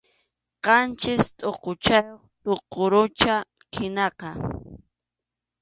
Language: Arequipa-La Unión Quechua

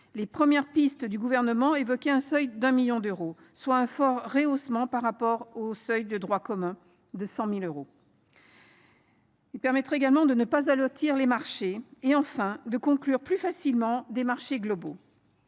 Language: French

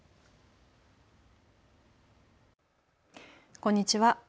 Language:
Japanese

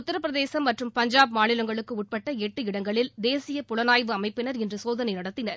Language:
Tamil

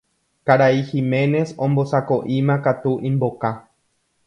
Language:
Guarani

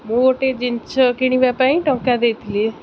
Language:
Odia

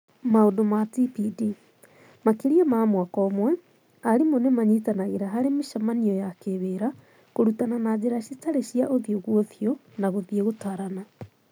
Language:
Kikuyu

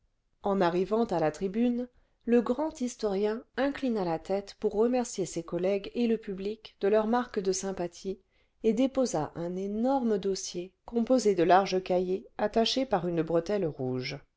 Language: French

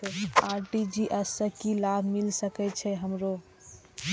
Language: Maithili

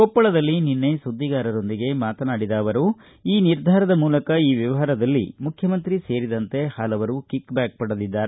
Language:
Kannada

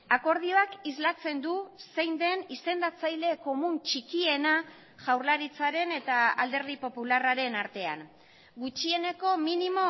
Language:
Basque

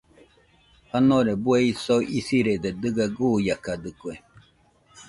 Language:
Nüpode Huitoto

